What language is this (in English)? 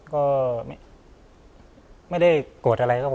Thai